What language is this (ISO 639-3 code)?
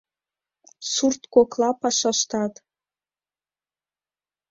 chm